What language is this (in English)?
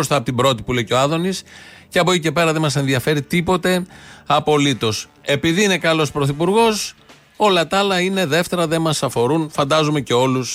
Greek